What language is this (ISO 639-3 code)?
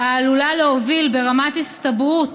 heb